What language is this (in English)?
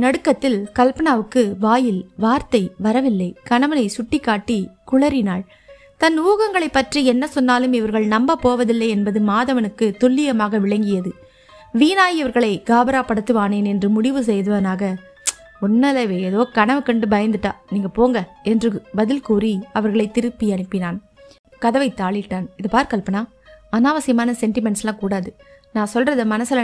Tamil